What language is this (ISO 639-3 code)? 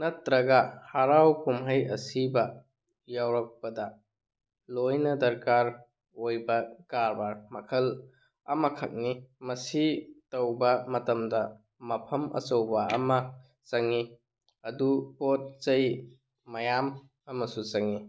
mni